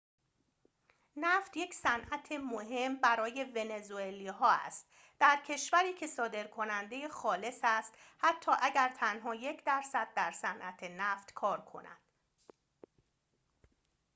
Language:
Persian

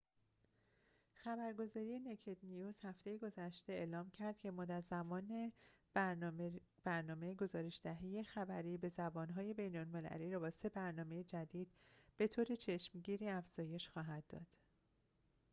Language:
Persian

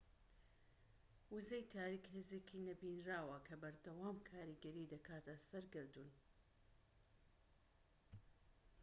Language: Central Kurdish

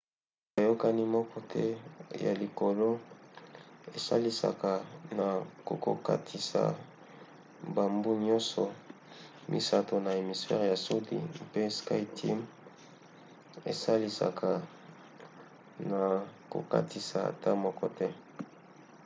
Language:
Lingala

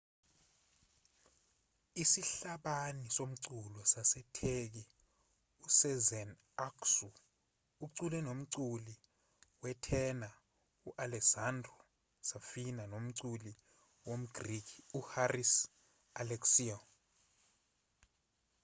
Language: Zulu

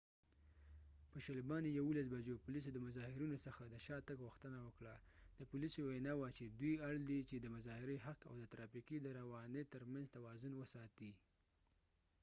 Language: Pashto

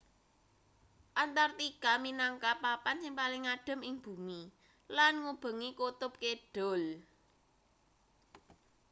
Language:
Javanese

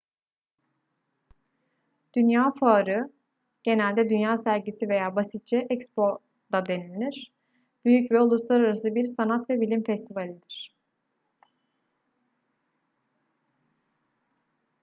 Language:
Turkish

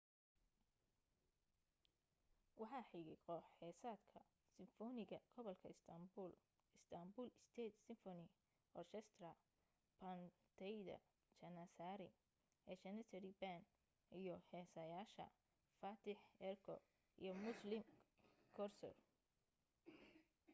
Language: Somali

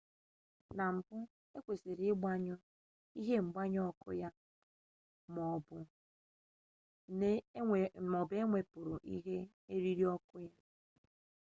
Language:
Igbo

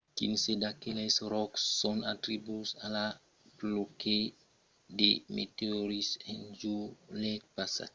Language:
Occitan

